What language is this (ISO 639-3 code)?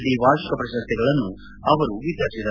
kan